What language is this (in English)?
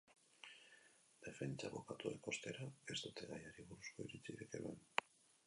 Basque